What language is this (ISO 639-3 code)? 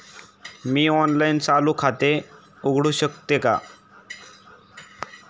mar